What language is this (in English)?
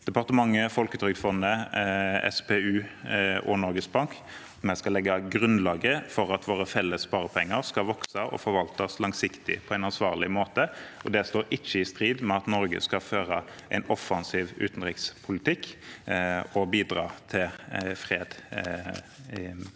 Norwegian